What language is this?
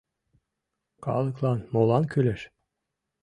Mari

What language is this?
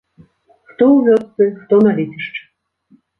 Belarusian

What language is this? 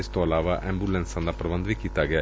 Punjabi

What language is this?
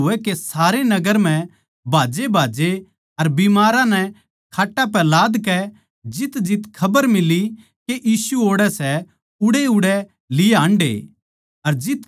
Haryanvi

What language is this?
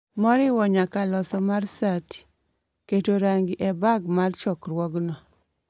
Luo (Kenya and Tanzania)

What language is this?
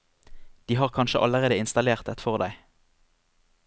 Norwegian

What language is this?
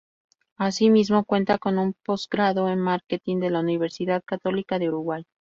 Spanish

